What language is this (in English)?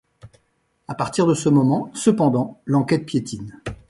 French